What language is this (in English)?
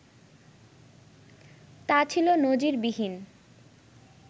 Bangla